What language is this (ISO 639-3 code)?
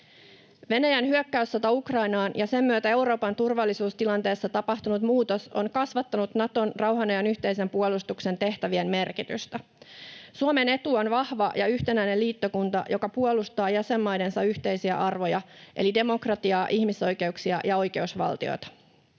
fin